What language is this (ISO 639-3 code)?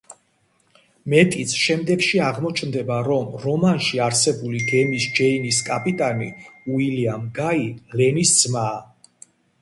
kat